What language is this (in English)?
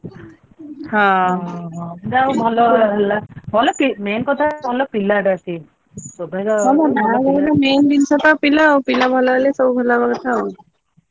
Odia